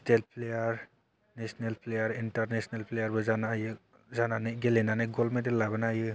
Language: Bodo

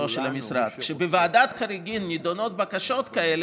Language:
Hebrew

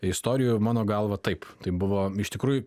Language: Lithuanian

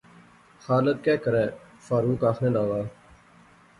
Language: Pahari-Potwari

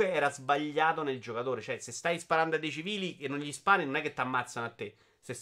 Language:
Italian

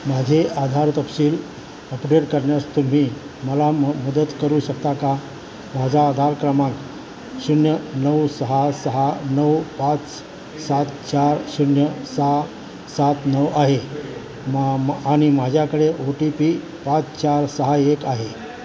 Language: Marathi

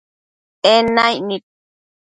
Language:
Matsés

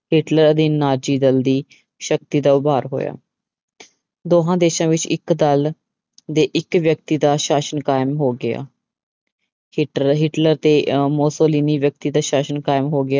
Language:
Punjabi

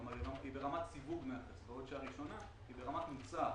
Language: Hebrew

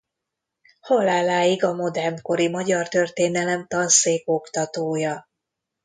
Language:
Hungarian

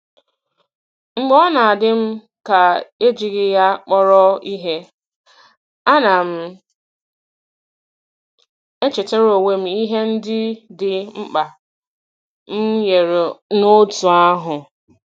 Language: Igbo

